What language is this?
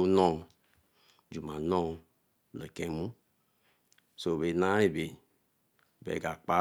Eleme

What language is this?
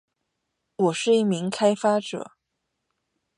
Chinese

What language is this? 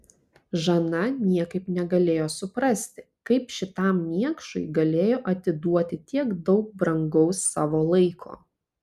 Lithuanian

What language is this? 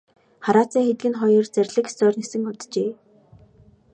Mongolian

